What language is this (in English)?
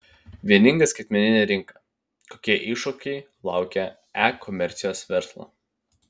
Lithuanian